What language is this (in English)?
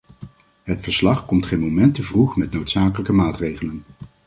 Dutch